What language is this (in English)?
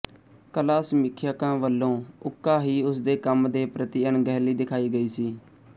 Punjabi